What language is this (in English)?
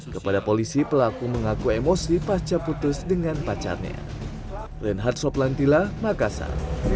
Indonesian